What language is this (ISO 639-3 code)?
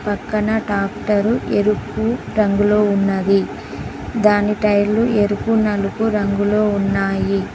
tel